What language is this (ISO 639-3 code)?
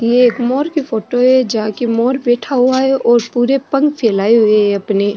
raj